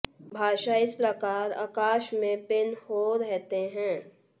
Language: Hindi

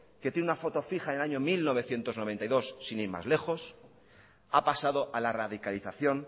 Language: Spanish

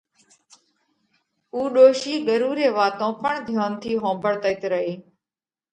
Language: Parkari Koli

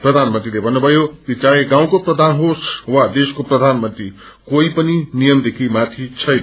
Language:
Nepali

